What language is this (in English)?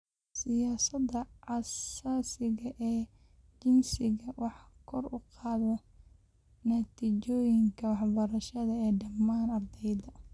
Somali